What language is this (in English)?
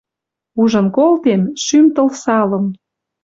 Western Mari